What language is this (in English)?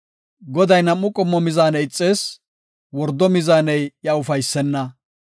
Gofa